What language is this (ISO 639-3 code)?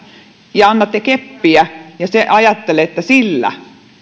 fin